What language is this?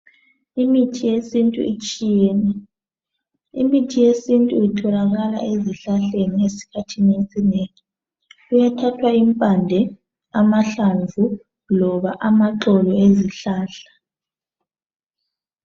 North Ndebele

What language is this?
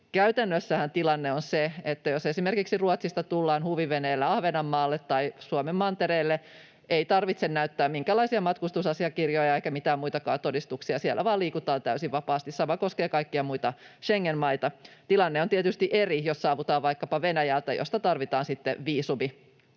Finnish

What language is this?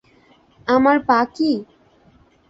Bangla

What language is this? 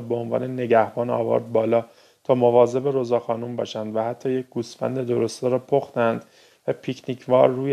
Persian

